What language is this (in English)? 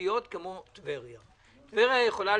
Hebrew